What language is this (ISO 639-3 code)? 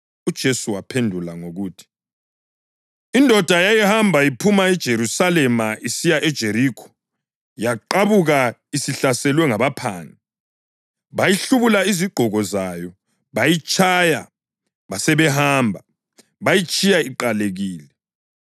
nde